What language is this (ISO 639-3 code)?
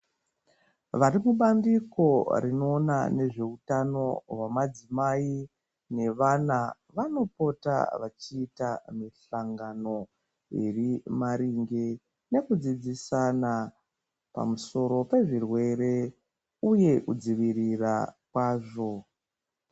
ndc